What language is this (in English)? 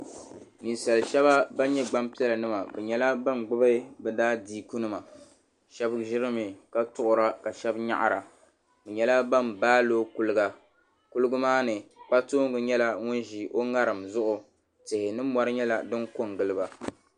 Dagbani